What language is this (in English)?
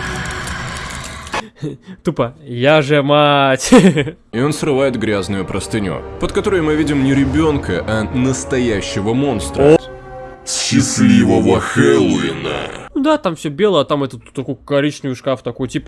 Russian